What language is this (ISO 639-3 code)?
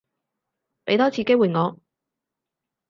yue